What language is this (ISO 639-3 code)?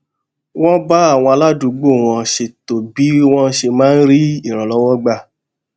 yor